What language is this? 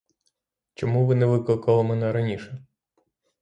Ukrainian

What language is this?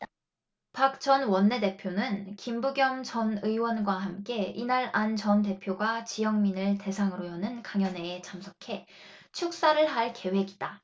Korean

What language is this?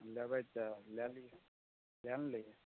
Maithili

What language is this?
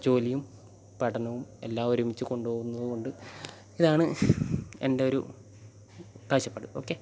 Malayalam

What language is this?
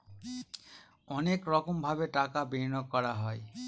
Bangla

